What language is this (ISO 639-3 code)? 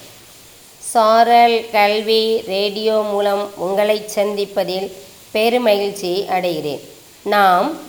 tam